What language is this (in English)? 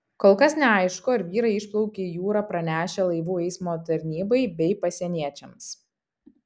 Lithuanian